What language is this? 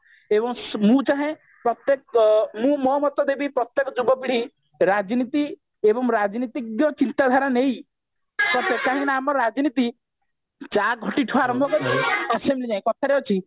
Odia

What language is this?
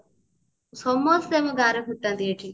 Odia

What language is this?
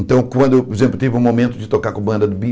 Portuguese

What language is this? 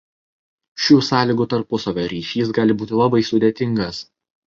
Lithuanian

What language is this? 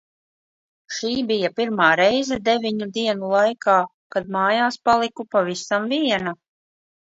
Latvian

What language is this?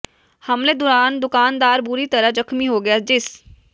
Punjabi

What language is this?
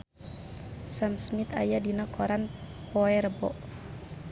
Sundanese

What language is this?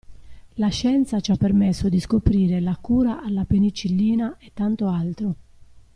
Italian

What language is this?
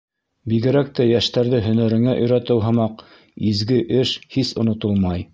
Bashkir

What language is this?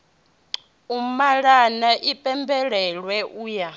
Venda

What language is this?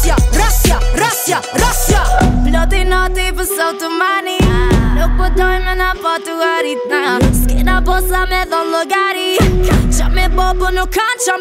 Italian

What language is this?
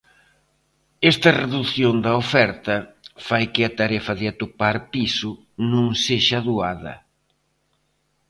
Galician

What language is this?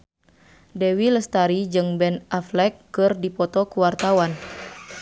Sundanese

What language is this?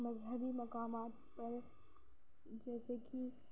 Urdu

